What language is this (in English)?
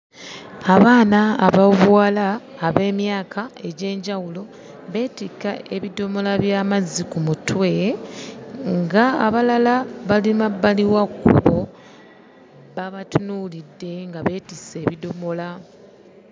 Ganda